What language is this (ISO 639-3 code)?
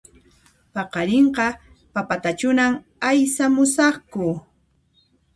qxp